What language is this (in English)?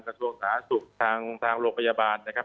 Thai